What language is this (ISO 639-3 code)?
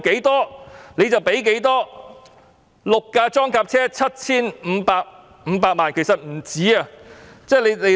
yue